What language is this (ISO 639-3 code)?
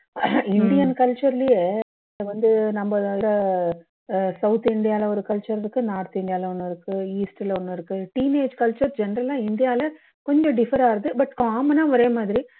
tam